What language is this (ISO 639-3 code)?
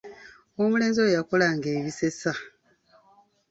lug